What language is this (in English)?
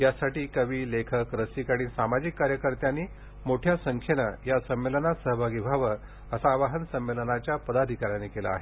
Marathi